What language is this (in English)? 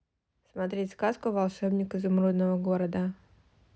Russian